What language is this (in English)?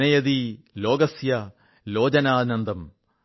Malayalam